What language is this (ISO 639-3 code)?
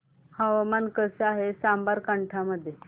mar